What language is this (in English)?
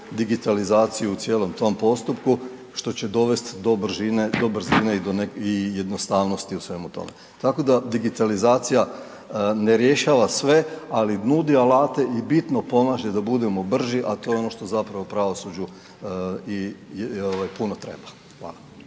Croatian